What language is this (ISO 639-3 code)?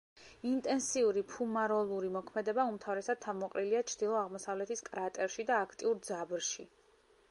kat